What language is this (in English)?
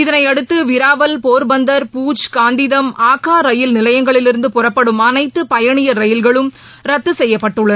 Tamil